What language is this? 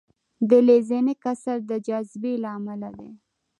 Pashto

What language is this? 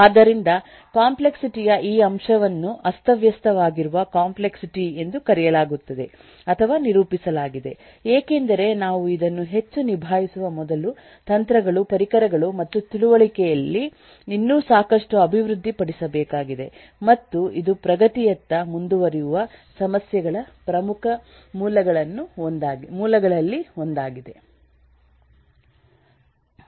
Kannada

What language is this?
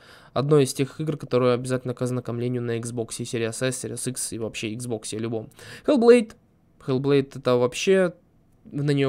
Russian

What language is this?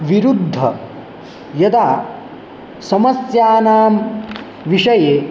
Sanskrit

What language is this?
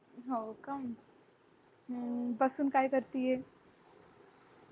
Marathi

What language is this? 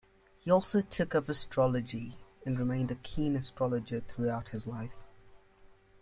English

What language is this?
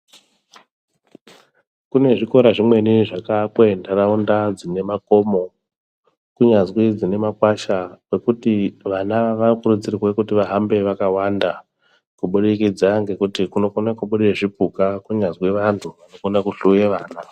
Ndau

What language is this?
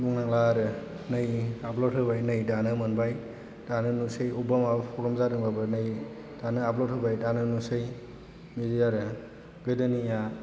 Bodo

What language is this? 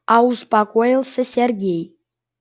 Russian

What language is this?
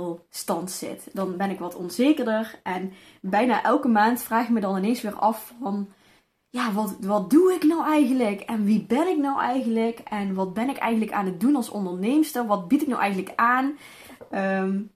Dutch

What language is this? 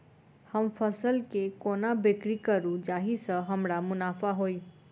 Maithili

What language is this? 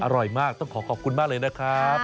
Thai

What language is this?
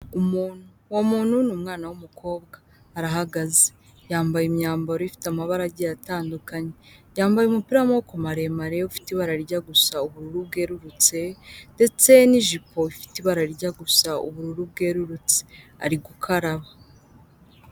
Kinyarwanda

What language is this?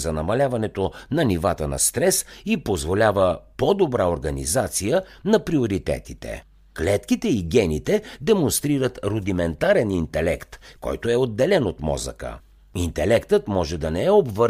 Bulgarian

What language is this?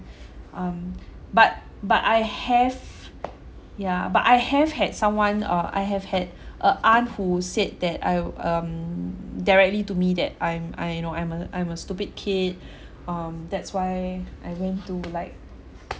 English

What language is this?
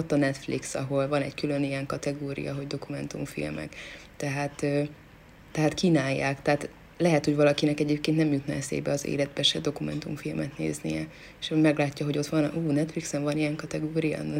Hungarian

